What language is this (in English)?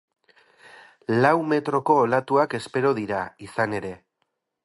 Basque